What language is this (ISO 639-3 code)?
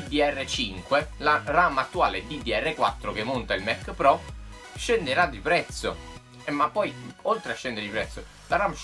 ita